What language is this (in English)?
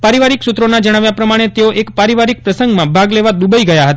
Gujarati